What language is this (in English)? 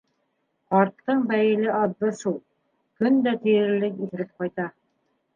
Bashkir